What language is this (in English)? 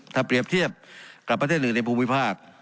Thai